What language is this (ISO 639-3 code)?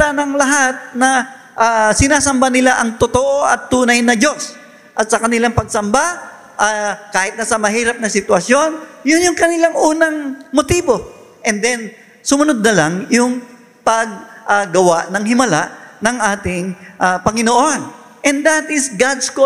fil